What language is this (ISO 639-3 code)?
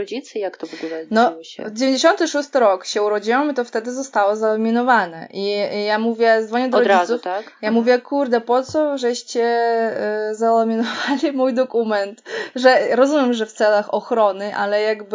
pol